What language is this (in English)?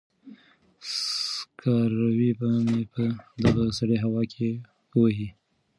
Pashto